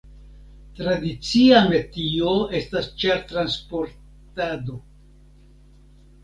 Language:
Esperanto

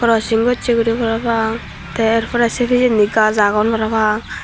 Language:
Chakma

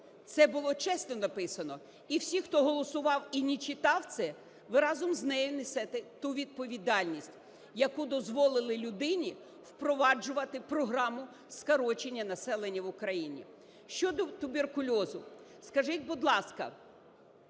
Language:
Ukrainian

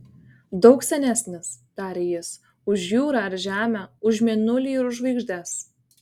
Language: Lithuanian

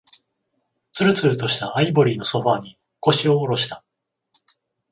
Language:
Japanese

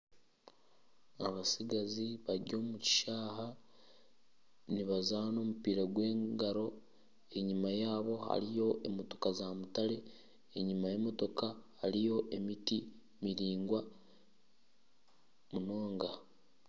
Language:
Nyankole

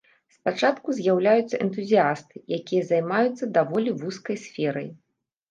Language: Belarusian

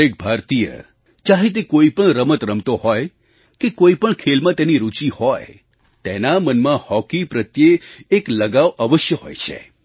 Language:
Gujarati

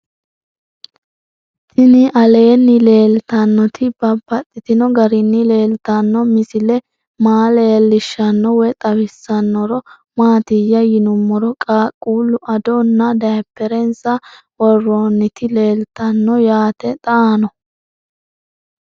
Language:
Sidamo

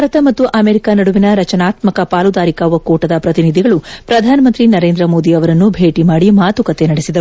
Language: Kannada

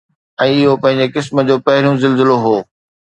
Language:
Sindhi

